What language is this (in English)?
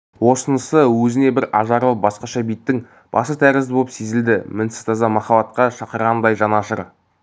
Kazakh